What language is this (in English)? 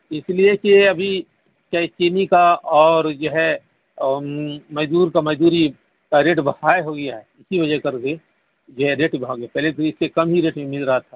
Urdu